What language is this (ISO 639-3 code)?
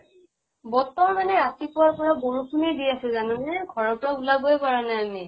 asm